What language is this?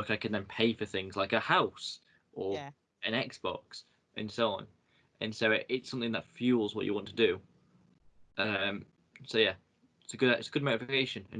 English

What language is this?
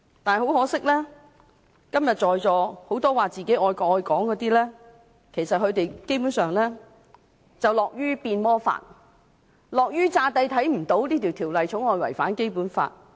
Cantonese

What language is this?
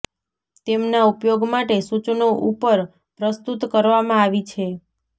Gujarati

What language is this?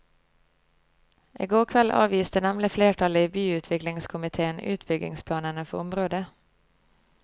Norwegian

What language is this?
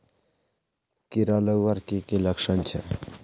Magahi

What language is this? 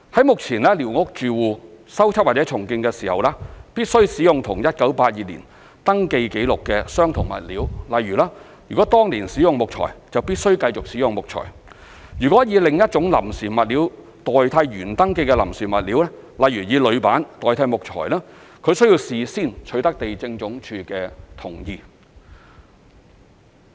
Cantonese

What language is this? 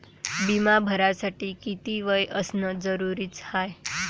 Marathi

